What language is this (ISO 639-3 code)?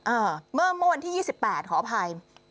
tha